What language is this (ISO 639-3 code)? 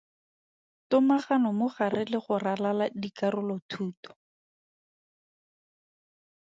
tsn